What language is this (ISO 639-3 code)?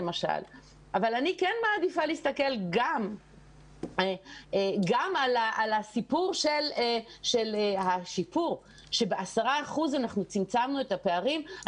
heb